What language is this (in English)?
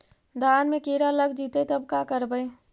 Magahi